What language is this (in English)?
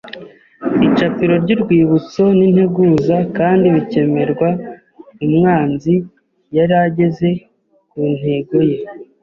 Kinyarwanda